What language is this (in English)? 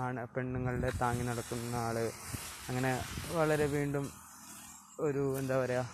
Malayalam